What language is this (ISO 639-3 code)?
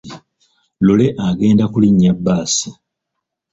lug